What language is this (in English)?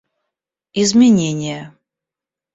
Russian